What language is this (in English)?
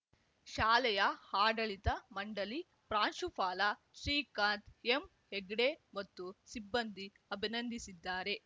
Kannada